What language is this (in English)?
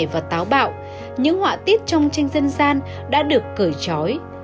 Vietnamese